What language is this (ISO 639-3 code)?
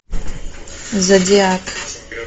rus